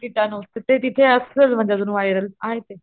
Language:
Marathi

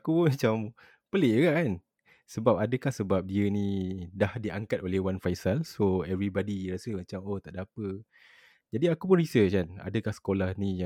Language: Malay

